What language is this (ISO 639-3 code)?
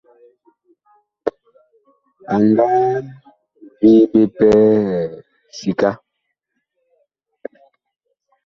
bkh